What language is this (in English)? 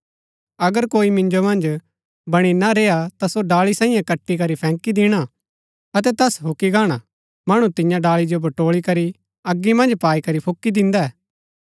Gaddi